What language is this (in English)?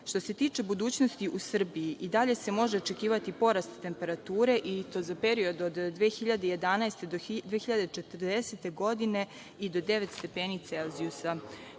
Serbian